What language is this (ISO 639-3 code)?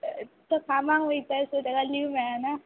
kok